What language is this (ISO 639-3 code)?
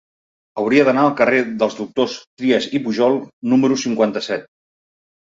cat